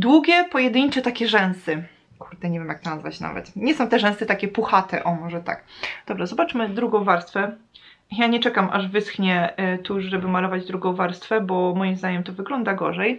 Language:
Polish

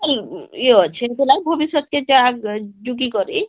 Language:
Odia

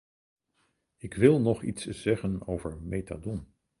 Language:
Dutch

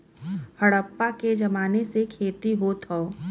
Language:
Bhojpuri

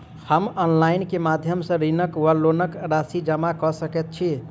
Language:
Maithili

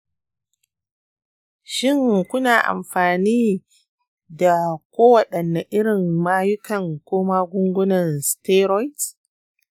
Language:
Hausa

